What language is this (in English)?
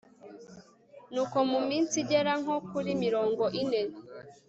Kinyarwanda